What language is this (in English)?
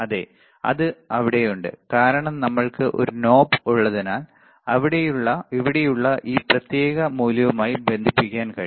Malayalam